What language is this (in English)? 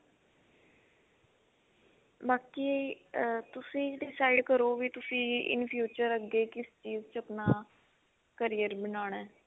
Punjabi